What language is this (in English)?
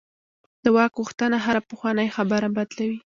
Pashto